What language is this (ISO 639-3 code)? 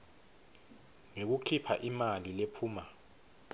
ssw